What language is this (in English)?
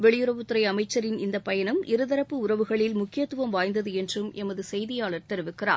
Tamil